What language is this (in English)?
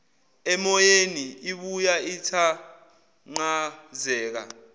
Zulu